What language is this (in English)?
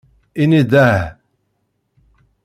Kabyle